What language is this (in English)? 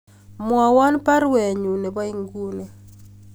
Kalenjin